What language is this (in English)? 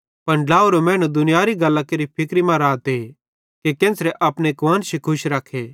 Bhadrawahi